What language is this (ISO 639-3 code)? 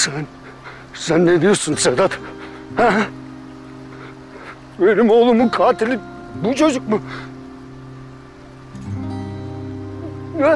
tur